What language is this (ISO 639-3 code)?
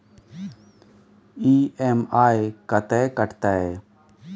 mai